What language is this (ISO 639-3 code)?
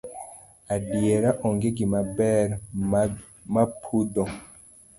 luo